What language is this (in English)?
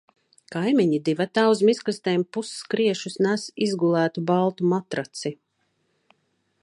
Latvian